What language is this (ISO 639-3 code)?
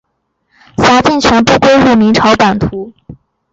zho